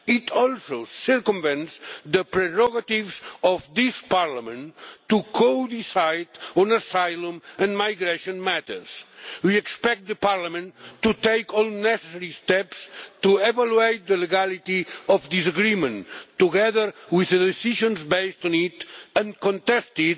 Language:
English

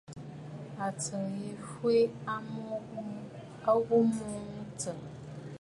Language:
Bafut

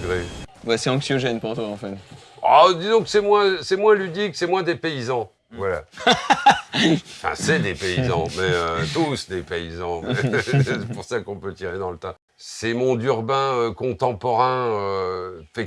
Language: French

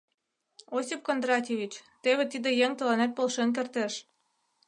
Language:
Mari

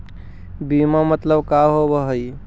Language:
Magahi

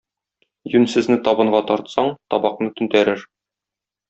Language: Tatar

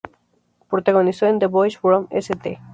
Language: Spanish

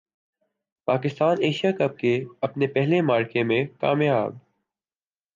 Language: Urdu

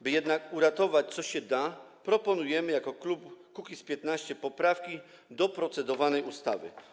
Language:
Polish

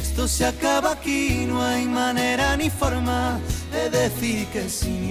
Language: Spanish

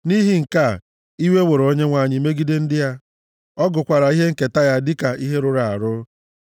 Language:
Igbo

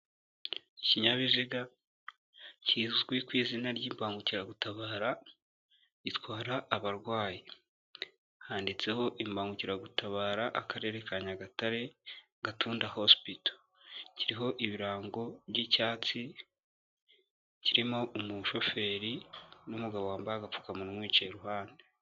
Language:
Kinyarwanda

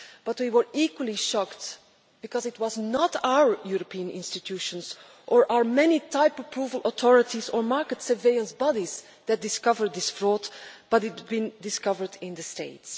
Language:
English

